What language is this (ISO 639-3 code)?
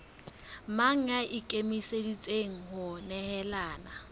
sot